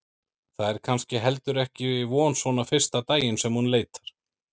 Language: Icelandic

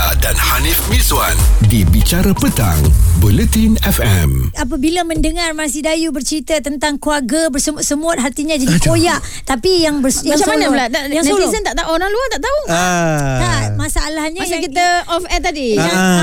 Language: Malay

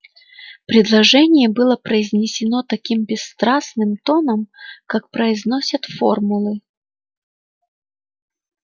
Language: Russian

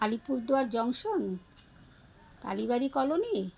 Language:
Bangla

